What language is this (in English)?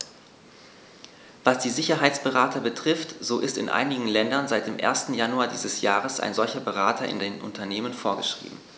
German